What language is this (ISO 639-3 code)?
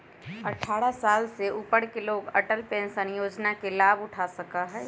mag